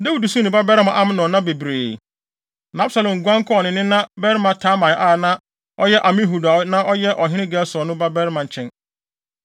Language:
Akan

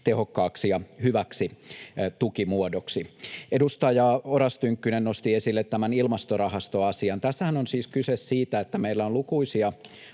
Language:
Finnish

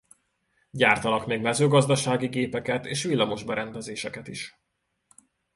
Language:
Hungarian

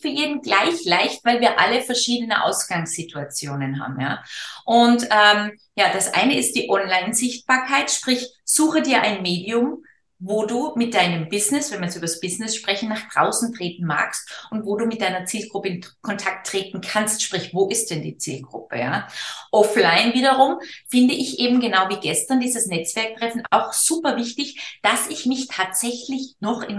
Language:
German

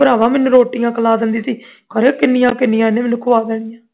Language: Punjabi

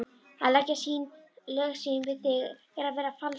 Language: Icelandic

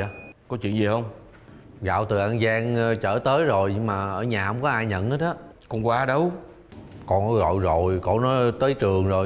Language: Vietnamese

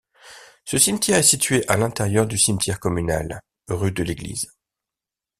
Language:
French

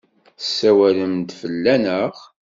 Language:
Kabyle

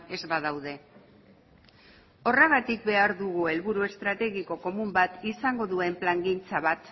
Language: Basque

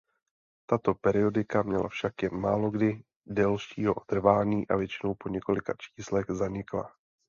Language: Czech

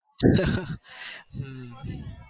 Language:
Gujarati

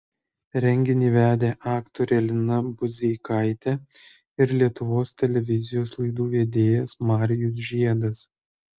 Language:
Lithuanian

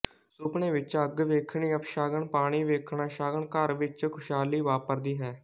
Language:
Punjabi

